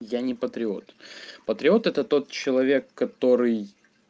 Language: Russian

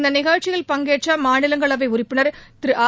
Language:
Tamil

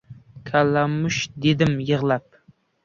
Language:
Uzbek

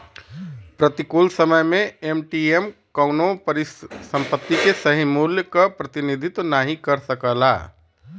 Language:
Bhojpuri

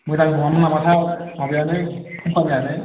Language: Bodo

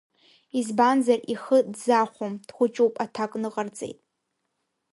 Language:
Abkhazian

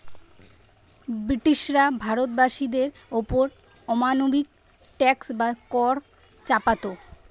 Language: Bangla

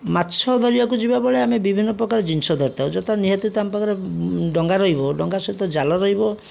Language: Odia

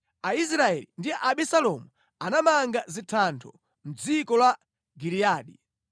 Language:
Nyanja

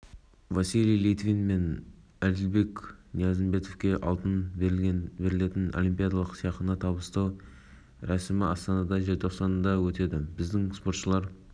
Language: Kazakh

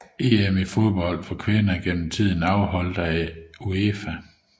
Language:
Danish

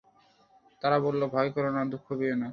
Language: Bangla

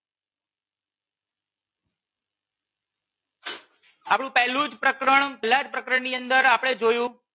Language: Gujarati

